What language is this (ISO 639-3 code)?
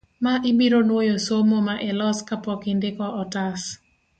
luo